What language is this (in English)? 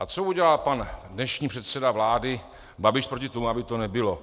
Czech